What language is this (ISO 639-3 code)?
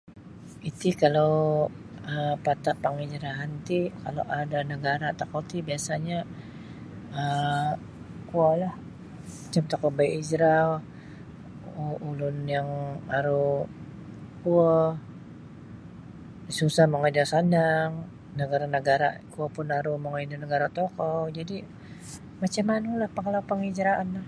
bsy